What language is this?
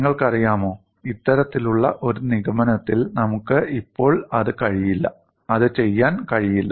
Malayalam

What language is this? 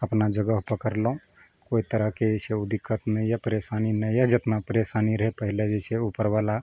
Maithili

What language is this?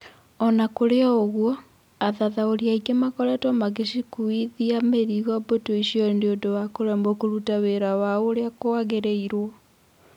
Kikuyu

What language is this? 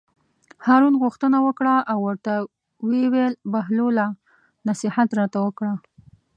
Pashto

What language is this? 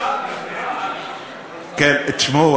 Hebrew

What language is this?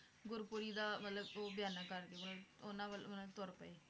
Punjabi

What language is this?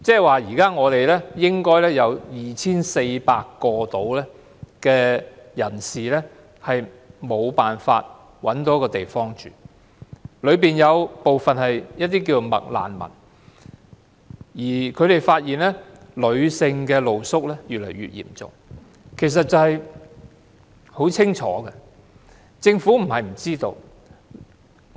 Cantonese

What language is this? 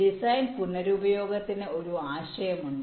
Malayalam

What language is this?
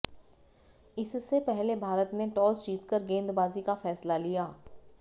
Hindi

